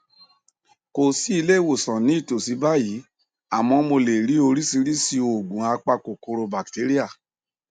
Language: Yoruba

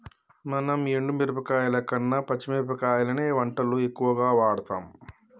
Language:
Telugu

